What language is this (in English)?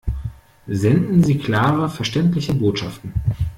German